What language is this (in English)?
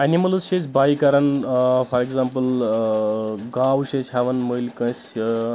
Kashmiri